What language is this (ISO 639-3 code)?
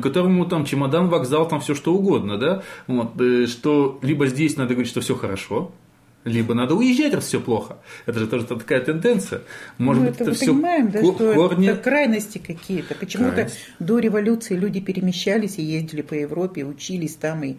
rus